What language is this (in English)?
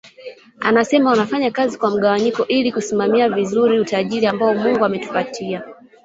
Swahili